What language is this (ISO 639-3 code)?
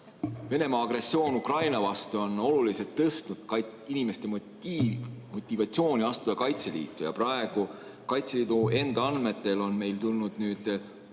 est